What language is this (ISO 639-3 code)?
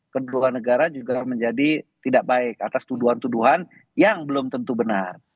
ind